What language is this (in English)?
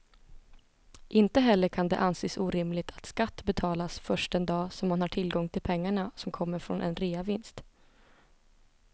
Swedish